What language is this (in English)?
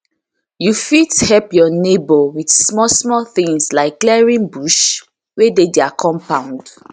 Nigerian Pidgin